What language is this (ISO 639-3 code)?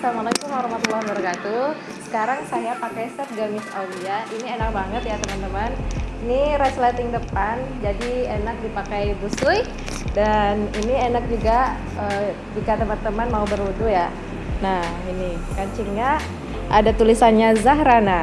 ind